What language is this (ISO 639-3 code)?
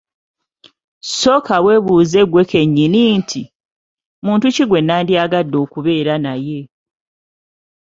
lug